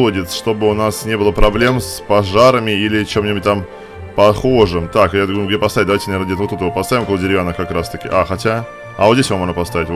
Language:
Russian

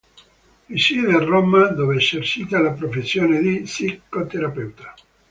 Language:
Italian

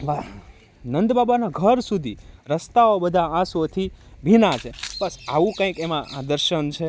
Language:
Gujarati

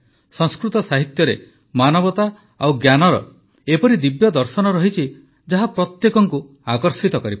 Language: Odia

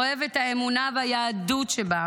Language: Hebrew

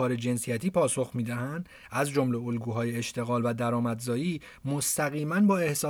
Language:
Persian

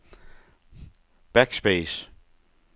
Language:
Danish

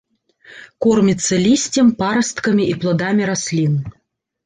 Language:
Belarusian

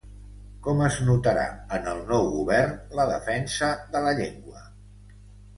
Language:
Catalan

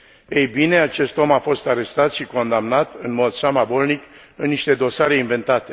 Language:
Romanian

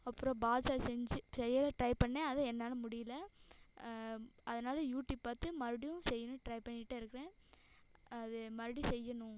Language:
Tamil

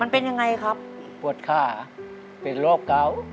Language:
Thai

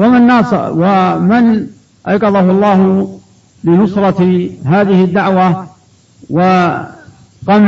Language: Arabic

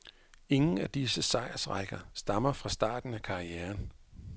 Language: Danish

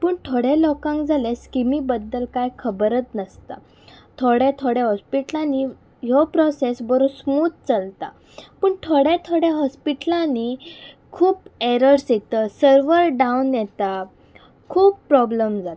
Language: Konkani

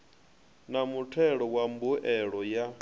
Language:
Venda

